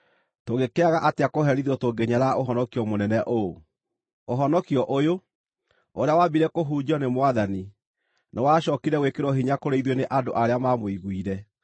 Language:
Kikuyu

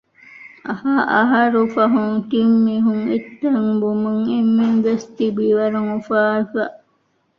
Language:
Divehi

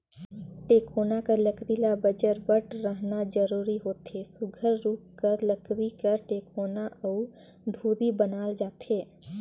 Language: Chhattisgarhi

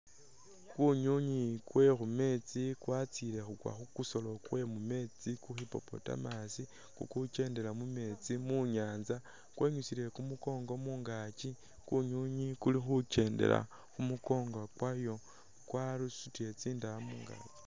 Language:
Masaaba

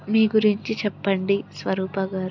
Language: Telugu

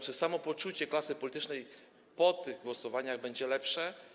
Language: Polish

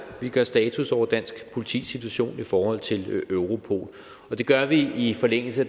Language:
Danish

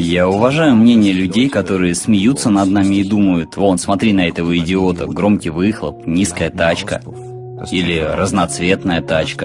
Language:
Russian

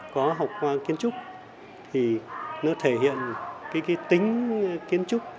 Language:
Vietnamese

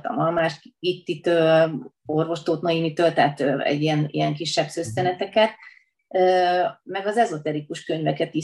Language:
Hungarian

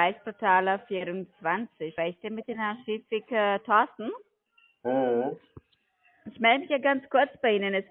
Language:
German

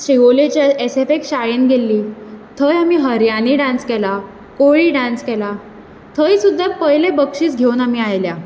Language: Konkani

